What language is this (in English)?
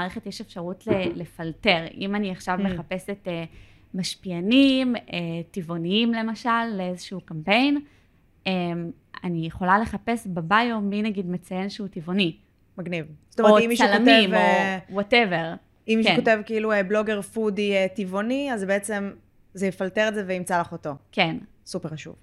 Hebrew